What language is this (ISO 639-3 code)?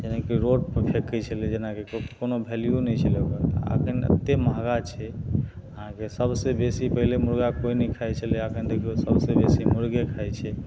mai